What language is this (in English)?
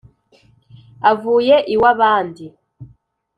Kinyarwanda